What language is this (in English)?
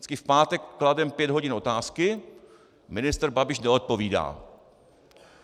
Czech